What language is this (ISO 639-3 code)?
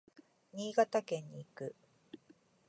jpn